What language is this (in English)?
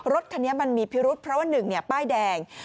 Thai